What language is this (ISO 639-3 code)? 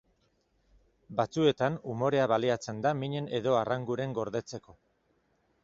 eus